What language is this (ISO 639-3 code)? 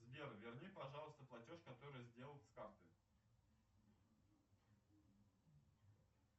rus